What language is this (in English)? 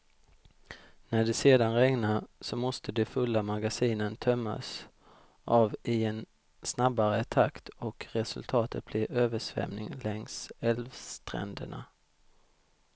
Swedish